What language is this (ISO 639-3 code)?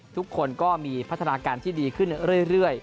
tha